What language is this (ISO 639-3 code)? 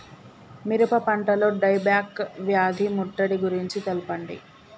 tel